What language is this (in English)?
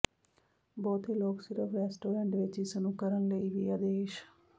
Punjabi